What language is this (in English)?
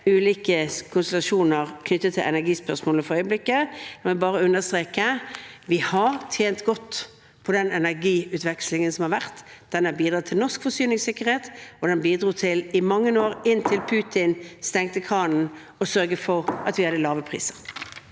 Norwegian